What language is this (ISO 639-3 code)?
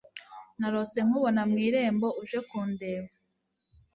kin